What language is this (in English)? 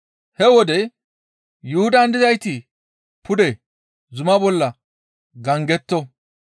Gamo